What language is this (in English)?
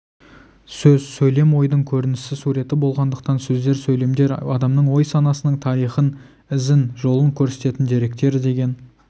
Kazakh